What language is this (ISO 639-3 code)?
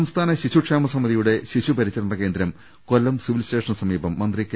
mal